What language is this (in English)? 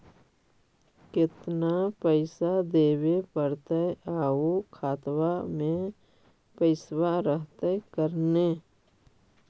Magahi